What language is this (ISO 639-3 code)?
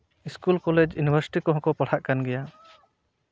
sat